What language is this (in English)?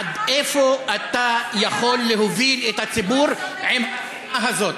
Hebrew